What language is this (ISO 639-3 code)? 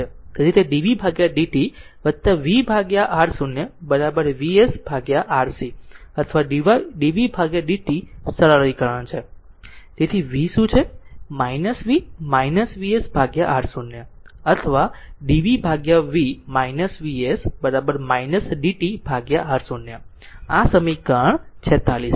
guj